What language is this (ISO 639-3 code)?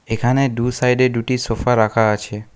ben